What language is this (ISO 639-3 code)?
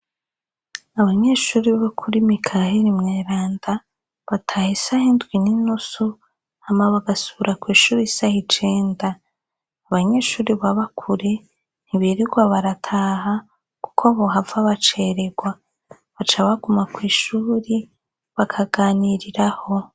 run